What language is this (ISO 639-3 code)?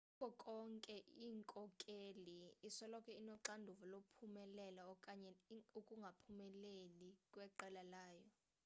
xho